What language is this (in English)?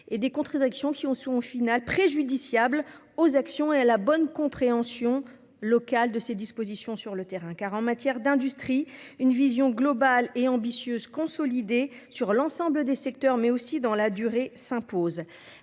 French